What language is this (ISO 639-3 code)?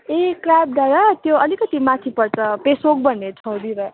nep